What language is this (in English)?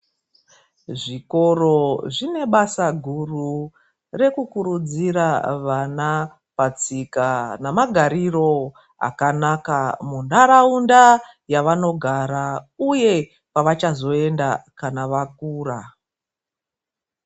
Ndau